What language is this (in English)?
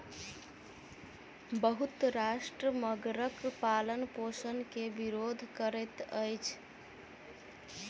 Maithili